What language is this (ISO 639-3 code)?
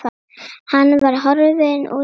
isl